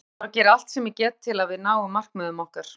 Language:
Icelandic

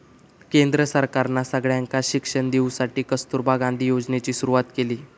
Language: Marathi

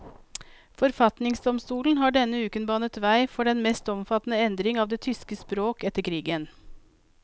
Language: Norwegian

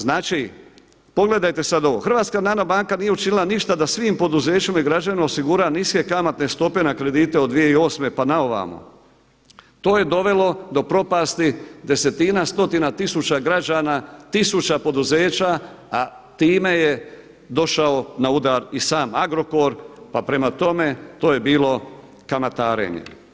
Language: Croatian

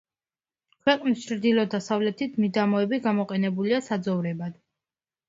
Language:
Georgian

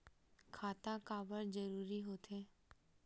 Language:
Chhattisgarhi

